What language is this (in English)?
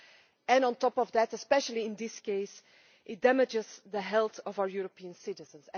English